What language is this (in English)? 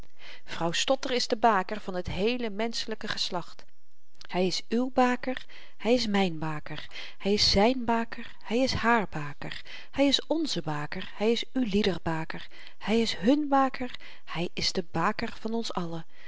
Dutch